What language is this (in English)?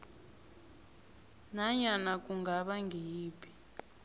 South Ndebele